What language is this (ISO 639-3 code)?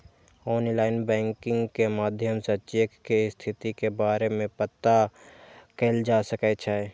mai